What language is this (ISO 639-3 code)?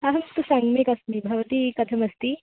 san